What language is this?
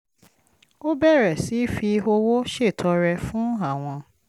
Yoruba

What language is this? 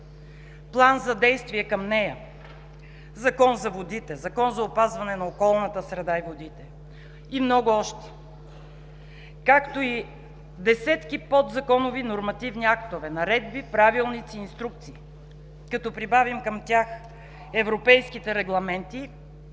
Bulgarian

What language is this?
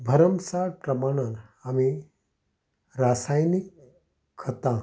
Konkani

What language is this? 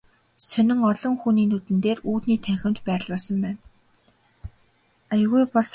Mongolian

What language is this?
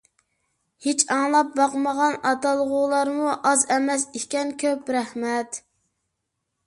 Uyghur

